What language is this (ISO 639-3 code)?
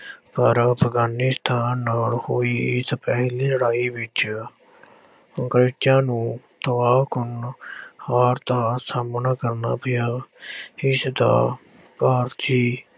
pan